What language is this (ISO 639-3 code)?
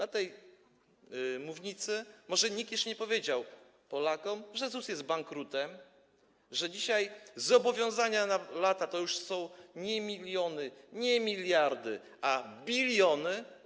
pol